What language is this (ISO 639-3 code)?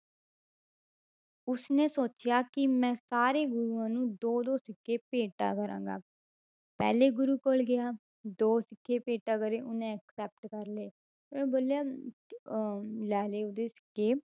pan